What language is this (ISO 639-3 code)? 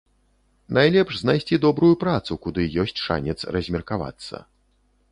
bel